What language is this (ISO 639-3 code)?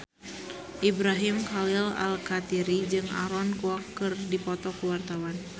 sun